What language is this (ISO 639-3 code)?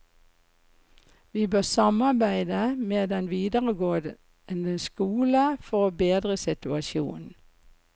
nor